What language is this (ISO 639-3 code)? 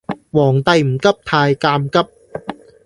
yue